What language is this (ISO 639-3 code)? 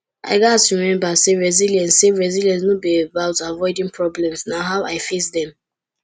pcm